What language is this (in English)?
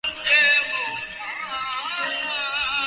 Urdu